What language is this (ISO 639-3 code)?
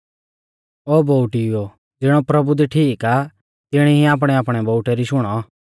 bfz